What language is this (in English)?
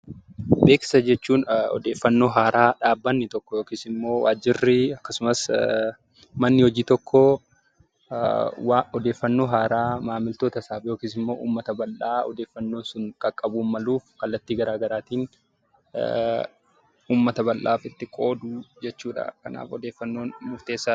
Oromo